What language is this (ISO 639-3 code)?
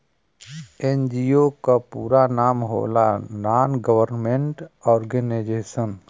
bho